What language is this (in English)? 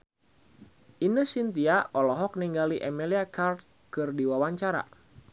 Sundanese